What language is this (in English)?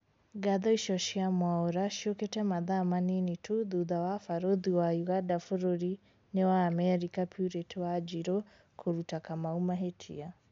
Kikuyu